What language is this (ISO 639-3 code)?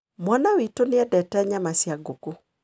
kik